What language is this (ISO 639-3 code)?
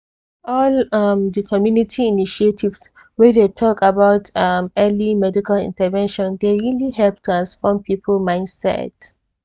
pcm